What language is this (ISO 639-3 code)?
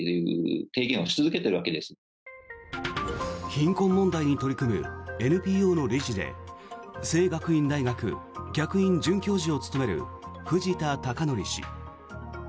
jpn